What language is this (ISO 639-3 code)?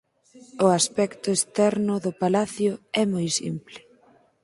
glg